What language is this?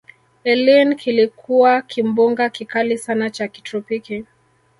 Swahili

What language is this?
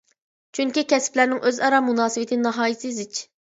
Uyghur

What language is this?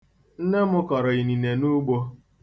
Igbo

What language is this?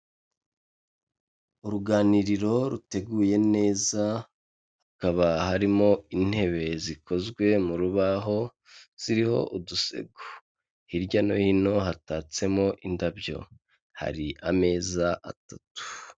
Kinyarwanda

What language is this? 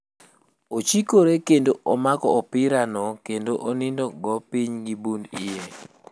Luo (Kenya and Tanzania)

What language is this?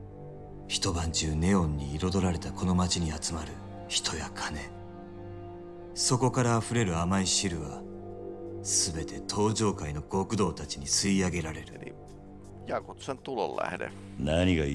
Japanese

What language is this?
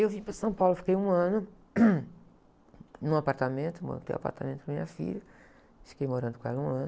Portuguese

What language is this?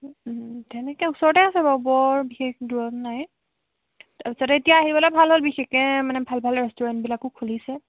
Assamese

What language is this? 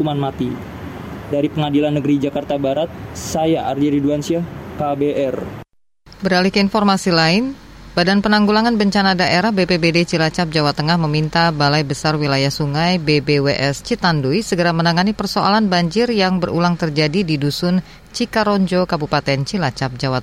Indonesian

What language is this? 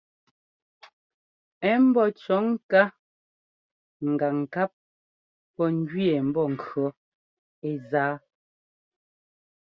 Ngomba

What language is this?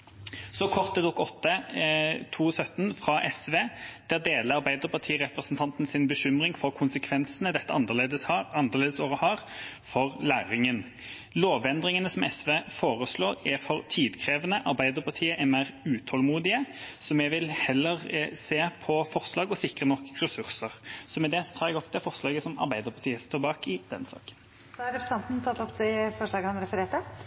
Norwegian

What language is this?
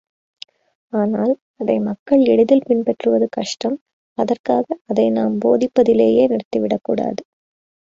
Tamil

